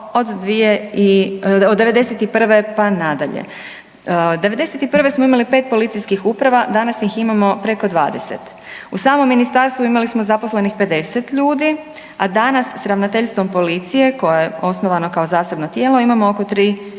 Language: Croatian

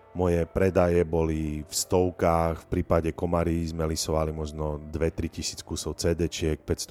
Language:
Slovak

